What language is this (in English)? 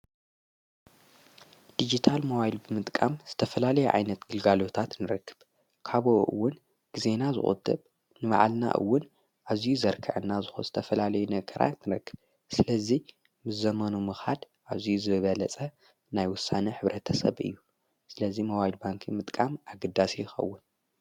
Tigrinya